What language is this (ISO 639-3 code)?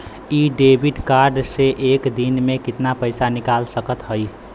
bho